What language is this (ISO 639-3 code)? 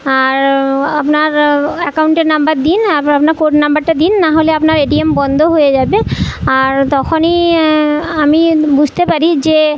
ben